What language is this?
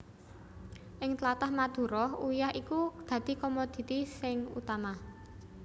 Javanese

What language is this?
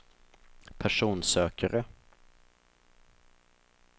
Swedish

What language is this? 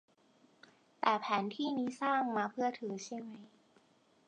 Thai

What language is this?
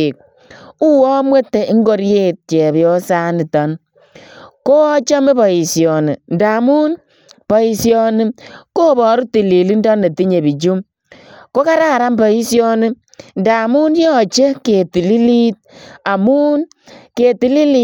Kalenjin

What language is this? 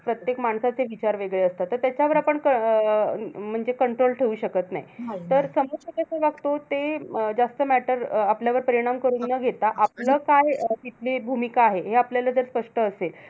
Marathi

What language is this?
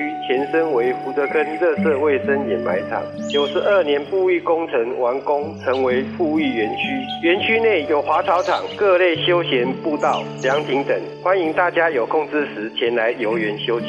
Chinese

